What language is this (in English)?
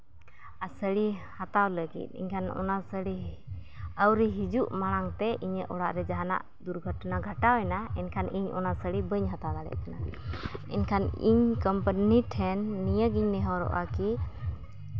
Santali